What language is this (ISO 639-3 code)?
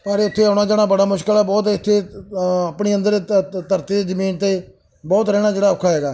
pan